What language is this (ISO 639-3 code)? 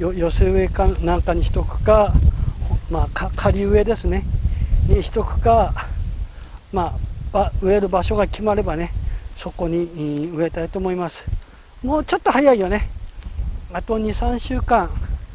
jpn